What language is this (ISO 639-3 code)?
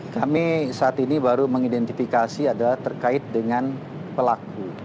ind